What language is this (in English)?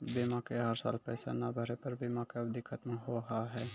Maithili